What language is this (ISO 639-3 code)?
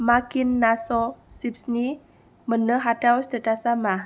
brx